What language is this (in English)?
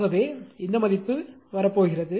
Tamil